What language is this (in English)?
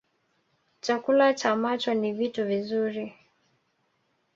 Swahili